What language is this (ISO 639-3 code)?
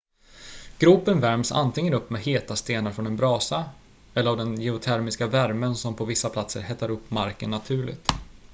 swe